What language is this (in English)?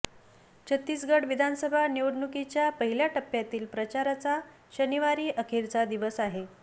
Marathi